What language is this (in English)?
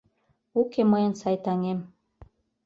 Mari